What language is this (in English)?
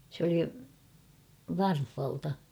Finnish